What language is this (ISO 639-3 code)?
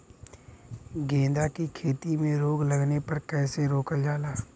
bho